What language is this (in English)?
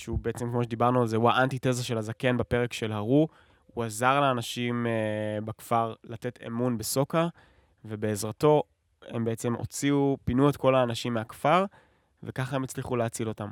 Hebrew